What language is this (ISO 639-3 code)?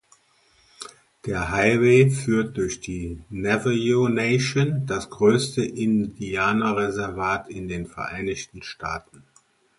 deu